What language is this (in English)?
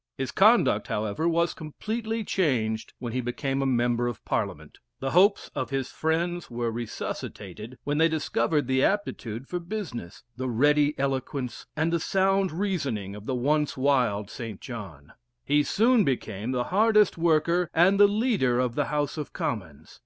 English